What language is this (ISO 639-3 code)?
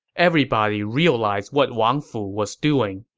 eng